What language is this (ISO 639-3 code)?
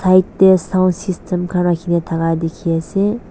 nag